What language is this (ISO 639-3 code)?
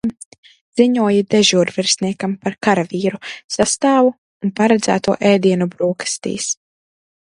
lav